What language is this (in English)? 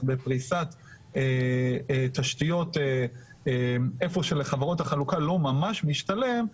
Hebrew